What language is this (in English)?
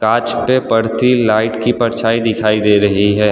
Hindi